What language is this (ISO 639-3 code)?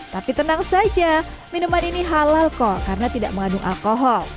ind